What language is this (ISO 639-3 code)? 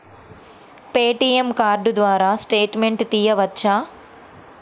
tel